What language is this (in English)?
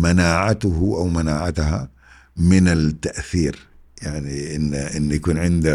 Arabic